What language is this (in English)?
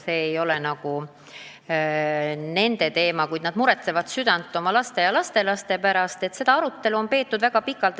Estonian